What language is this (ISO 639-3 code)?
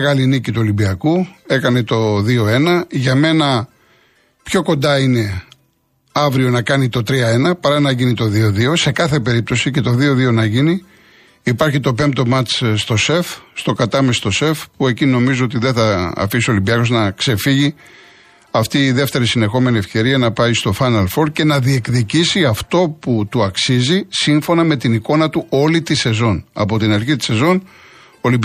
ell